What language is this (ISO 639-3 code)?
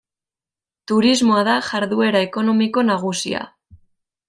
eus